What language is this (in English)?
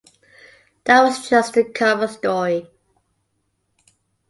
English